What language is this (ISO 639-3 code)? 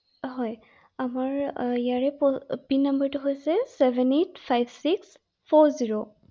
asm